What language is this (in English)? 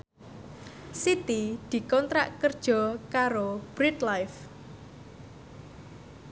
Javanese